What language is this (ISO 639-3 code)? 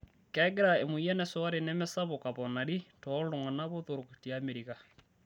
mas